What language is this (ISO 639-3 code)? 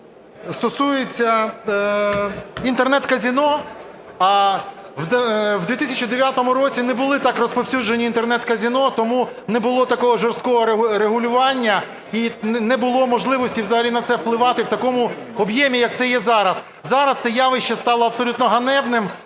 ukr